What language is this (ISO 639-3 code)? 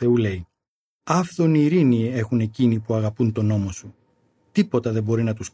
ell